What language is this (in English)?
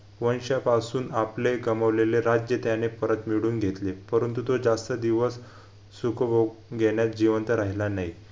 Marathi